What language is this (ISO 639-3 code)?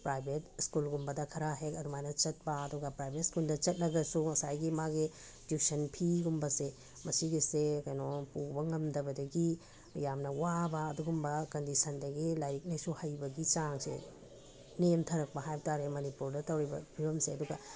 mni